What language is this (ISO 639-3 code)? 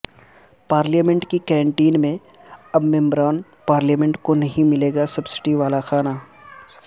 urd